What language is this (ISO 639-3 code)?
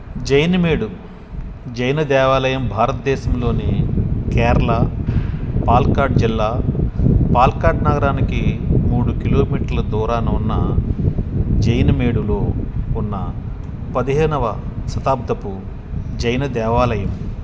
tel